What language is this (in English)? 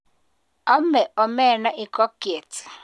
Kalenjin